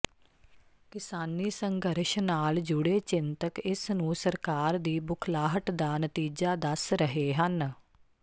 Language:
Punjabi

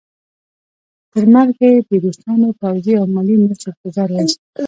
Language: Pashto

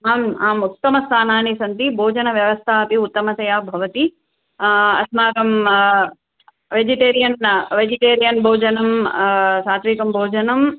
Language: Sanskrit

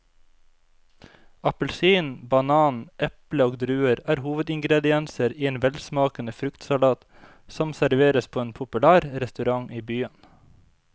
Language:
Norwegian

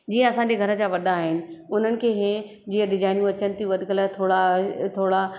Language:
Sindhi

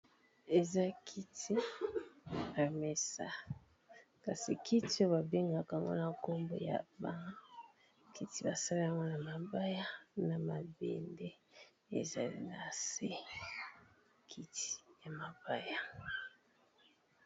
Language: Lingala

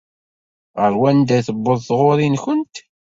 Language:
Kabyle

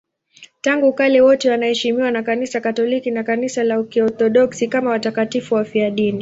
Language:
Swahili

